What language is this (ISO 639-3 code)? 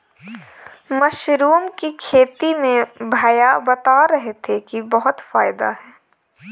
hin